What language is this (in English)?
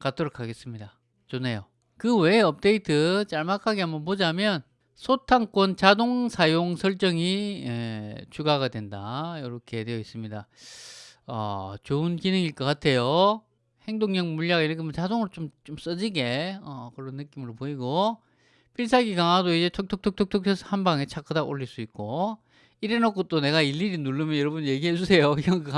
Korean